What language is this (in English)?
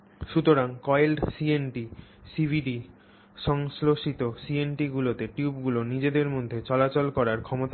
Bangla